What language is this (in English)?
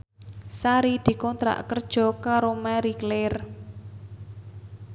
Javanese